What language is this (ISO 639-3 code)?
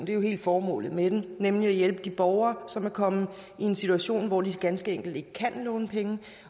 dan